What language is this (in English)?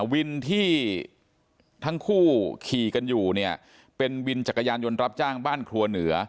Thai